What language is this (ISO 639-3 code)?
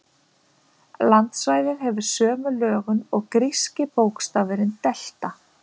isl